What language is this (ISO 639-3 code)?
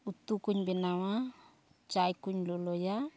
sat